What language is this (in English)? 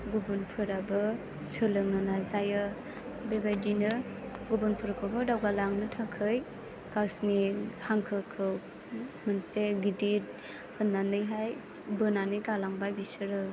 Bodo